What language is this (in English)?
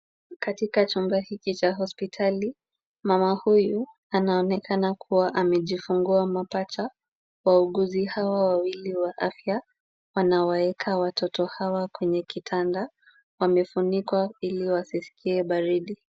Swahili